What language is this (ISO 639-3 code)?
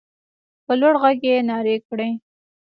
pus